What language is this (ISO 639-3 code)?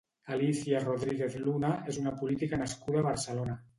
cat